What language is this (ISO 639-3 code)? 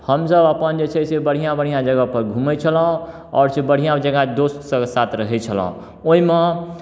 mai